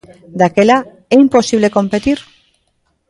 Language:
Galician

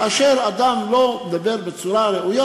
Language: Hebrew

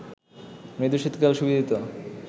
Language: Bangla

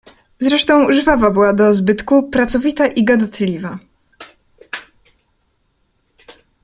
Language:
Polish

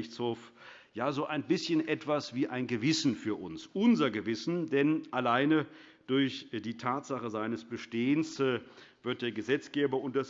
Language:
German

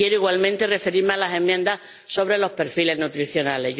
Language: Spanish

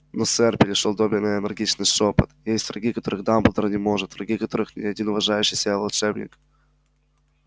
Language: Russian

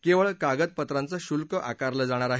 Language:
Marathi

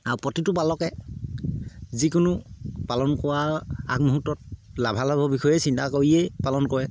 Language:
Assamese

